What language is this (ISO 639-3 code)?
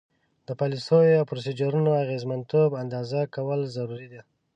pus